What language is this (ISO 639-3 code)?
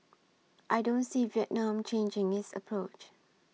eng